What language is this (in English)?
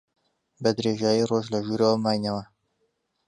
Central Kurdish